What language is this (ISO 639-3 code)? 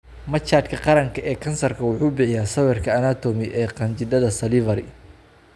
som